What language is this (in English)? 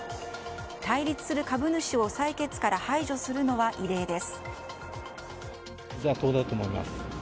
Japanese